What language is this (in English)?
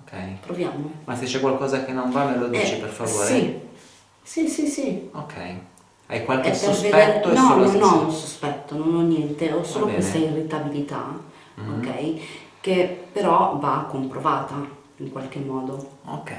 Italian